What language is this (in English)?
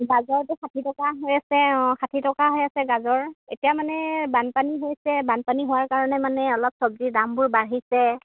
Assamese